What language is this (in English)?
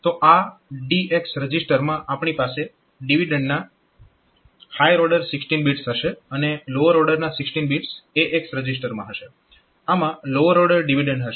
Gujarati